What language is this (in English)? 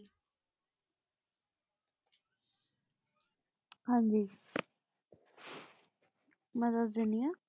Punjabi